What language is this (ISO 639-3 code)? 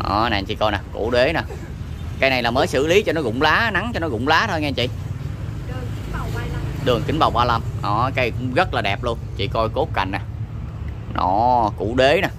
vie